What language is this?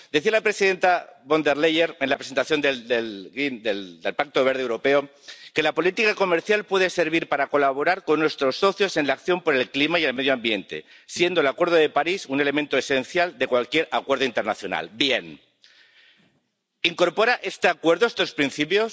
Spanish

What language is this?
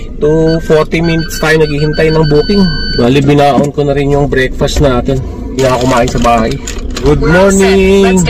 Filipino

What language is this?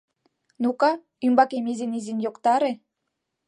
Mari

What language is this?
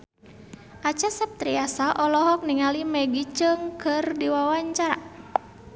Sundanese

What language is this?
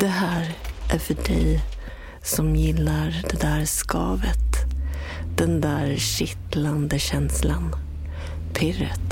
Swedish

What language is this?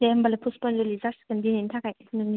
Bodo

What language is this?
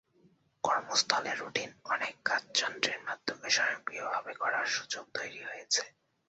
Bangla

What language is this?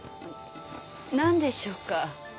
Japanese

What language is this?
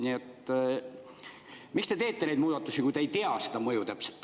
Estonian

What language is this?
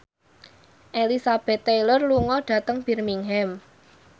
Javanese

